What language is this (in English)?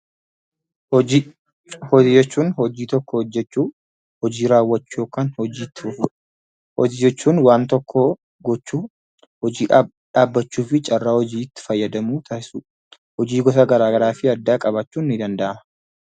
Oromo